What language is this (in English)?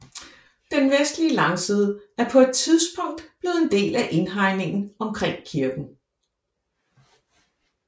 Danish